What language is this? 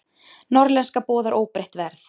Icelandic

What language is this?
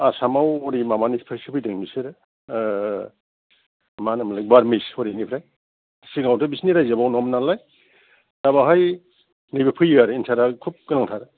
Bodo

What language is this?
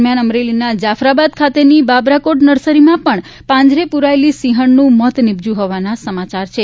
Gujarati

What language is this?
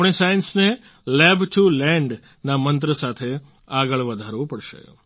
Gujarati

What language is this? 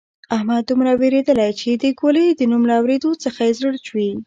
Pashto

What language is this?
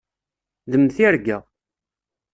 Kabyle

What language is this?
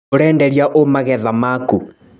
Kikuyu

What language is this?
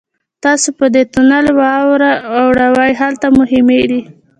Pashto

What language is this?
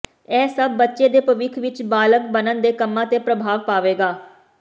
Punjabi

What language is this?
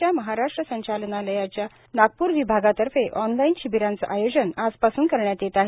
Marathi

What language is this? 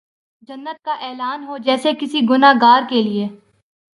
Urdu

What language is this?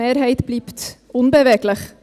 Swiss German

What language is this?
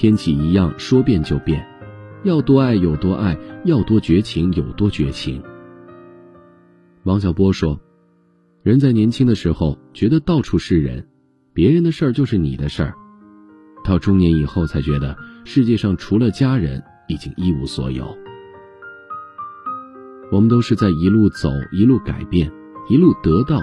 Chinese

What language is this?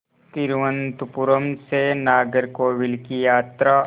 Hindi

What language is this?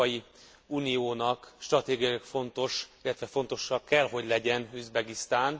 Hungarian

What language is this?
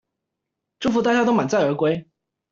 Chinese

